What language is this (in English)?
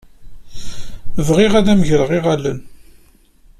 Kabyle